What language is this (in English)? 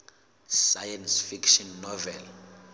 Southern Sotho